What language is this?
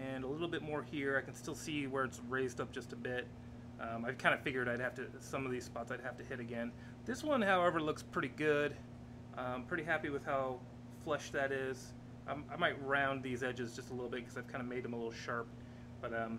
English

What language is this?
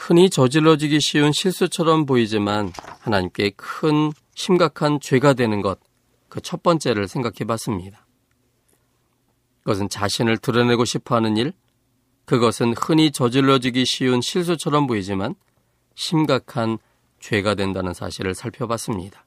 Korean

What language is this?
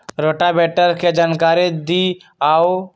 Magahi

